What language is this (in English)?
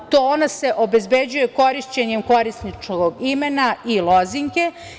Serbian